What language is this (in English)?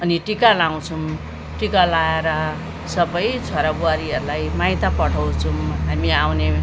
Nepali